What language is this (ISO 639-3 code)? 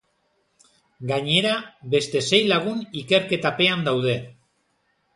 eus